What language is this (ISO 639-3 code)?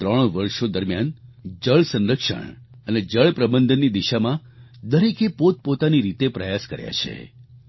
guj